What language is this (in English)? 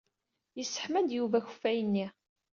Kabyle